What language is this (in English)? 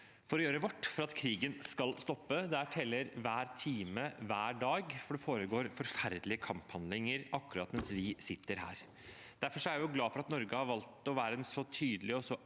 Norwegian